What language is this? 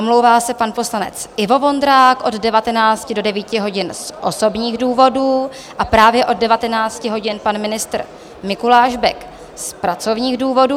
Czech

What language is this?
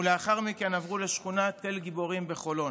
Hebrew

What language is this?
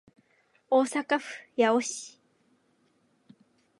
Japanese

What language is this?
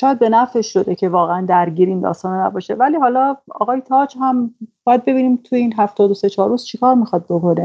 Persian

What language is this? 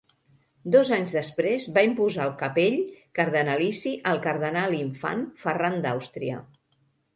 Catalan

